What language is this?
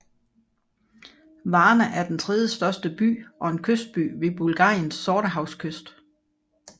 Danish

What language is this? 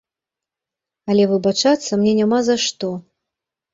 Belarusian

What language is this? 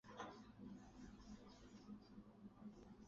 Chinese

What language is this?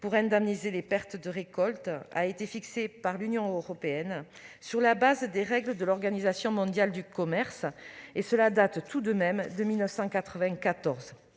French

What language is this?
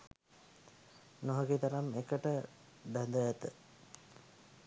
Sinhala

